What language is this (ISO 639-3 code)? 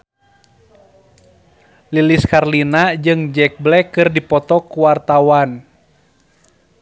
sun